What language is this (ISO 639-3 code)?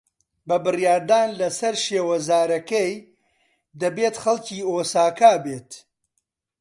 ckb